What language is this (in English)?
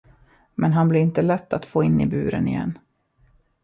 Swedish